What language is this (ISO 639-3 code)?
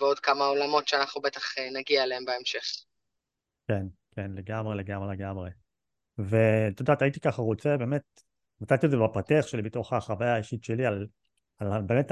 heb